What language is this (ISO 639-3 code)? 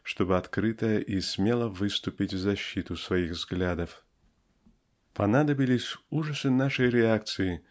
rus